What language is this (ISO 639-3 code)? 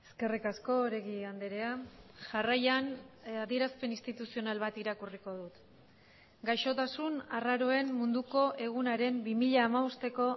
eus